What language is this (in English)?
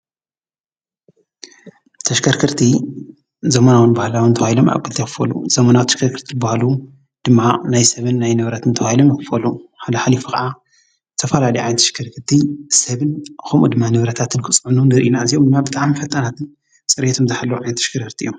Tigrinya